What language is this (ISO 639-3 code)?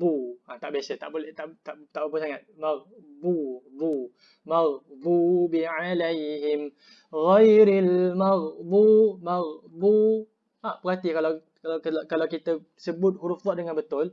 msa